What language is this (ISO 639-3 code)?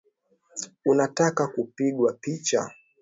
swa